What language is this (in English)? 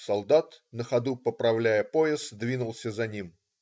Russian